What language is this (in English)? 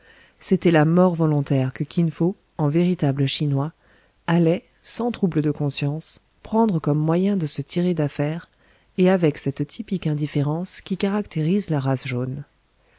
French